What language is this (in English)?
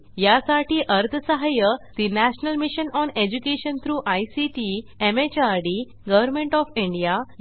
Marathi